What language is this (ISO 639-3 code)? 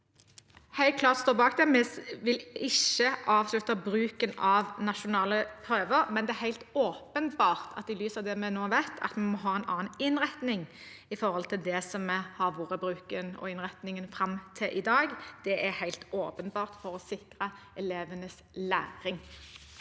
nor